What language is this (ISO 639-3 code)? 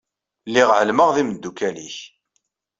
kab